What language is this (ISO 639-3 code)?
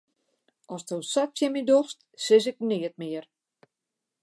fry